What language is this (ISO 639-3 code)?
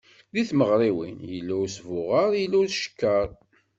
kab